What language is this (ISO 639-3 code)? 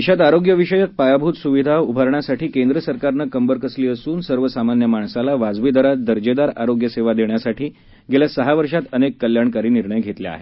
mar